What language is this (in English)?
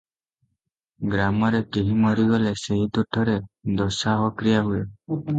Odia